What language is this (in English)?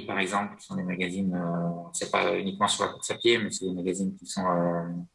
French